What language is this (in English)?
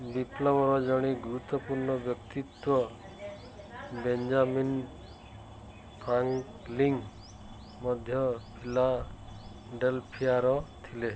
Odia